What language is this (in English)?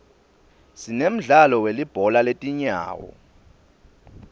Swati